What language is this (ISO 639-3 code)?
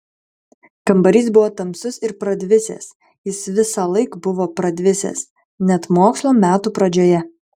lit